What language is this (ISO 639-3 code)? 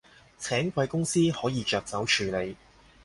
yue